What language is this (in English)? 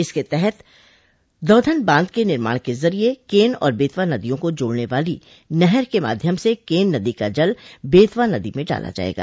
Hindi